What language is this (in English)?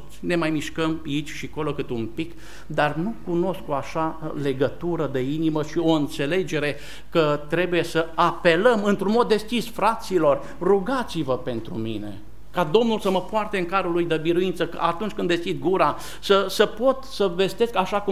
Romanian